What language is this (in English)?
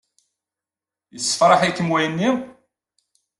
Kabyle